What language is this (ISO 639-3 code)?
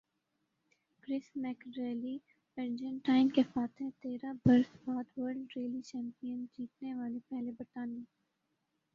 urd